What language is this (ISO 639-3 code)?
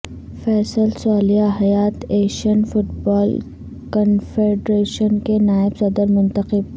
urd